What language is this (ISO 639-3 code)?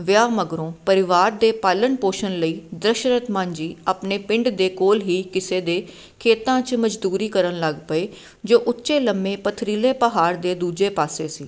pan